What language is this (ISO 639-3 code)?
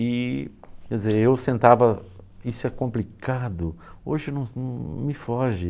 por